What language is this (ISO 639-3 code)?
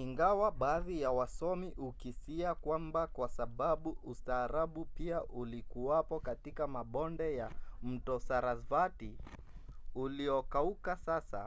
swa